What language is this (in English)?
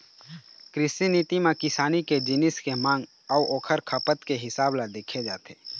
Chhattisgarhi